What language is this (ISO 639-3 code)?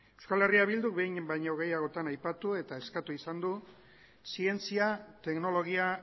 eus